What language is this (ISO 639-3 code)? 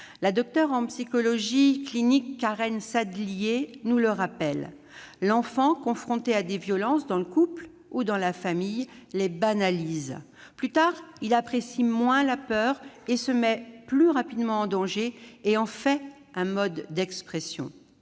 fra